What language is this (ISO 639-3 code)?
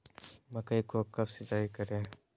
mag